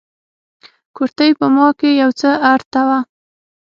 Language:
Pashto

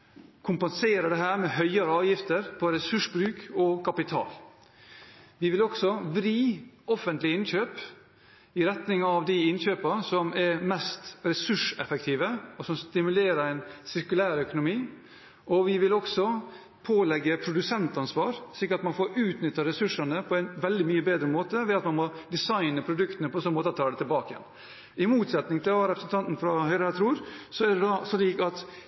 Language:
Norwegian Bokmål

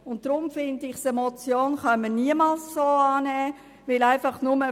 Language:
Swiss German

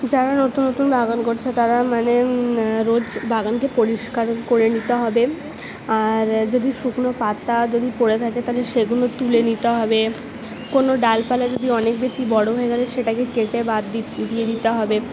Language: Bangla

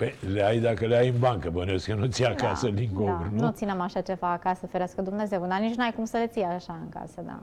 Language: Romanian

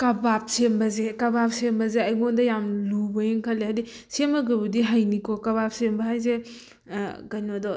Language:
Manipuri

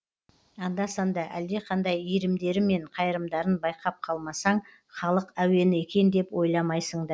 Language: Kazakh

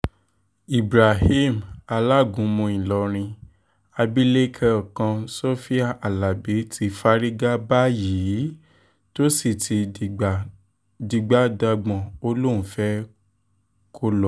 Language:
Yoruba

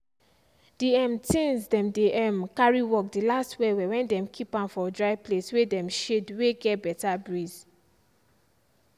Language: Nigerian Pidgin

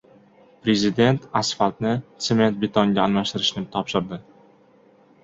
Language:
Uzbek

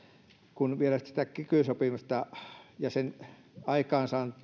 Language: Finnish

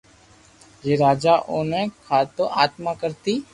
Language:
Loarki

